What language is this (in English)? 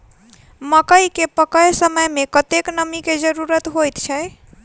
Maithili